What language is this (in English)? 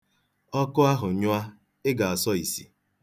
Igbo